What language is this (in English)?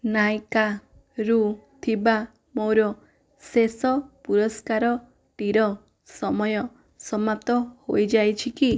Odia